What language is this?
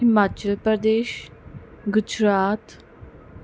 Punjabi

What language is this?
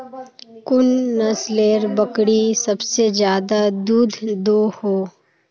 Magahi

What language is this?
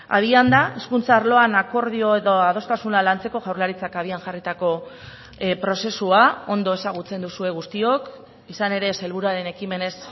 Basque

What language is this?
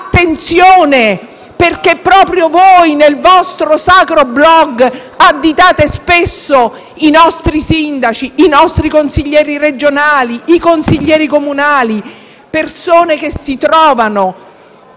Italian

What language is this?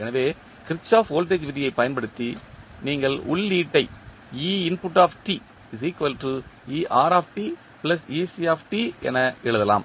Tamil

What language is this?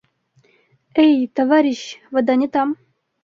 Bashkir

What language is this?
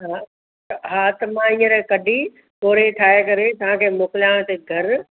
Sindhi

